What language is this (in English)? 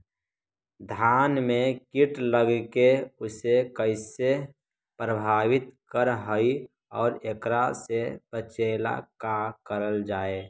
Magahi